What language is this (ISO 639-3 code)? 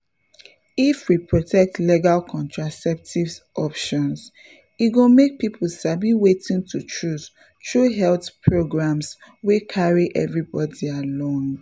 pcm